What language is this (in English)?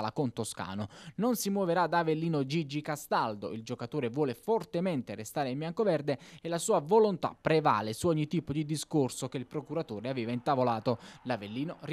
Italian